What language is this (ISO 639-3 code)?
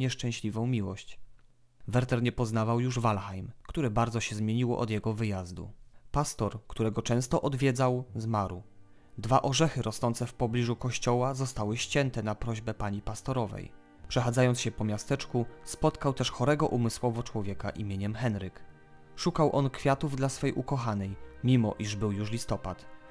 pol